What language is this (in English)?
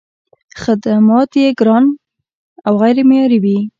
Pashto